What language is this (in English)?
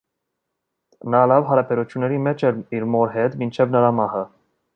Armenian